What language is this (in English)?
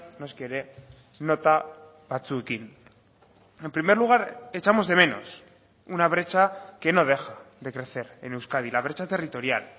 Spanish